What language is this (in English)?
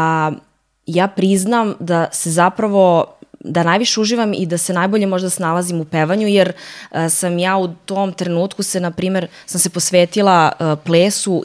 Croatian